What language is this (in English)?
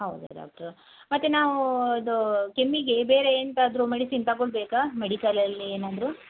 Kannada